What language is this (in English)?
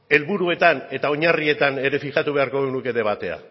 Basque